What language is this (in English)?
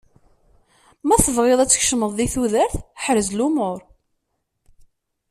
Kabyle